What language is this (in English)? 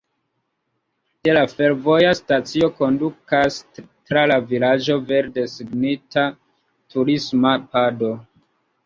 Esperanto